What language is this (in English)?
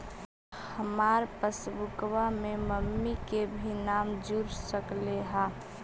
Magahi